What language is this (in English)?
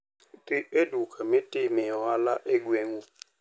Luo (Kenya and Tanzania)